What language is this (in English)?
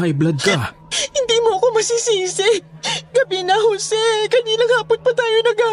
Filipino